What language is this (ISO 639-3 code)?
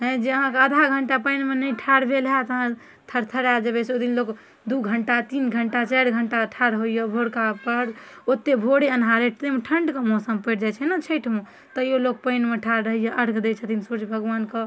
mai